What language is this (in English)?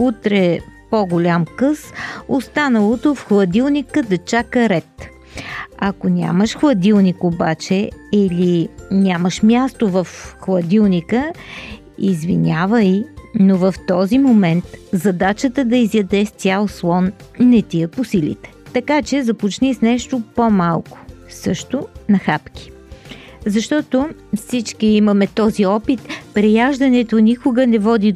Bulgarian